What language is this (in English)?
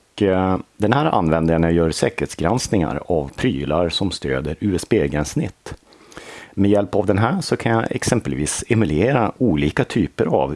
Swedish